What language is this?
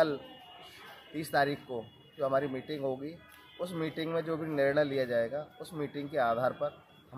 Hindi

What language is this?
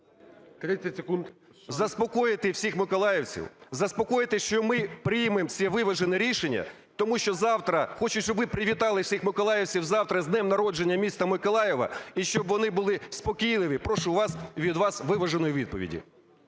Ukrainian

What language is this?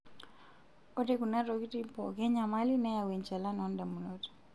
Masai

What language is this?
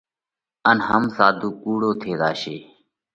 Parkari Koli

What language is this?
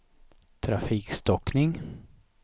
Swedish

